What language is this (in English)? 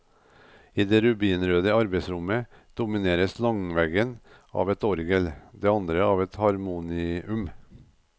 Norwegian